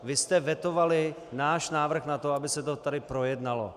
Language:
Czech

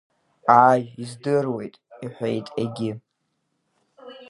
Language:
Abkhazian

